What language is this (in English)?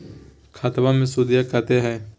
Magahi